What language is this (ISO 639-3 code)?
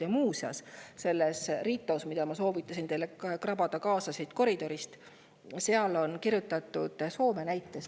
est